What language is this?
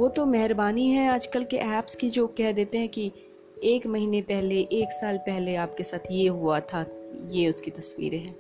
Hindi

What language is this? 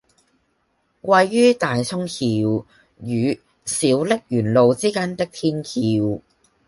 Cantonese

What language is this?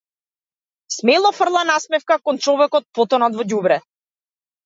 Macedonian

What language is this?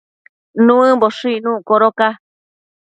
Matsés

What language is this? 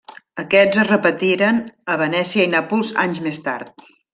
Catalan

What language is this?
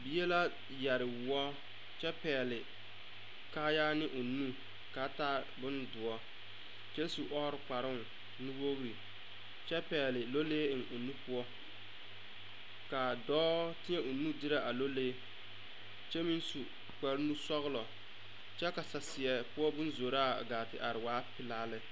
Southern Dagaare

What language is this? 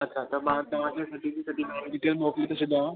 Sindhi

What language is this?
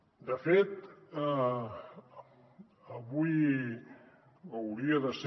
Catalan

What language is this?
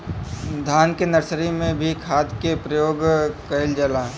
Bhojpuri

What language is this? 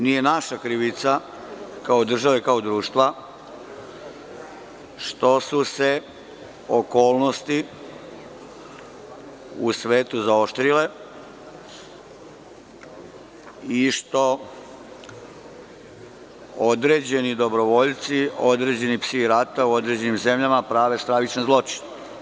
Serbian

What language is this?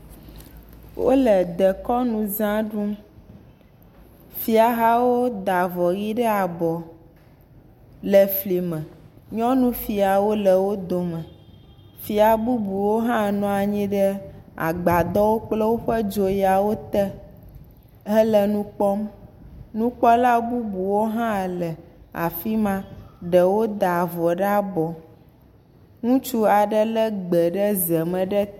Ewe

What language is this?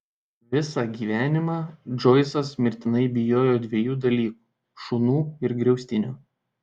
Lithuanian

